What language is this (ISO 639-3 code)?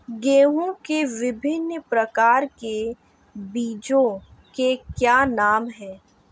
hin